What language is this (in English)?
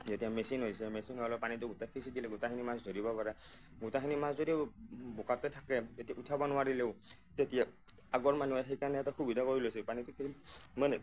Assamese